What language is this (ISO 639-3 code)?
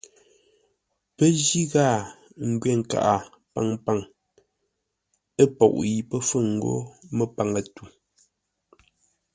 nla